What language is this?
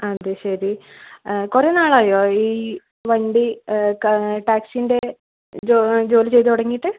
Malayalam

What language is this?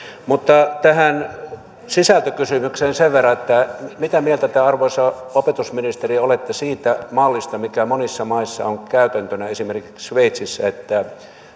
Finnish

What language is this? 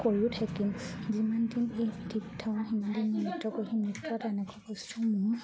Assamese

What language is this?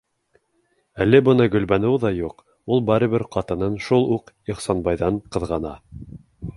Bashkir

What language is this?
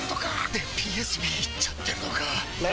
Japanese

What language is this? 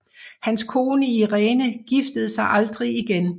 Danish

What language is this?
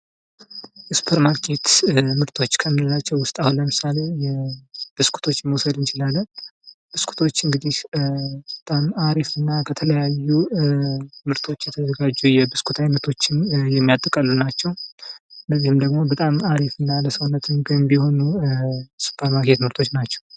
Amharic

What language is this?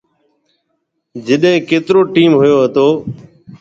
Marwari (Pakistan)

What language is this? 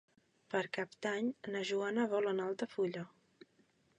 Catalan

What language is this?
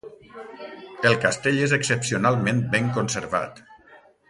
Catalan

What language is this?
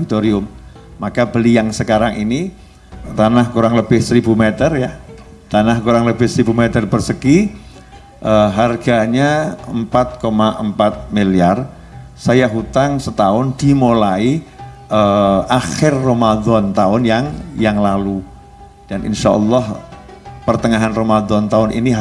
Indonesian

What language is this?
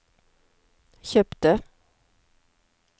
Norwegian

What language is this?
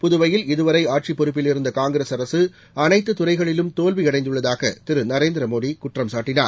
Tamil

